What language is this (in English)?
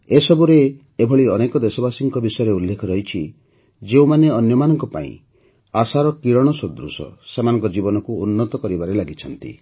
Odia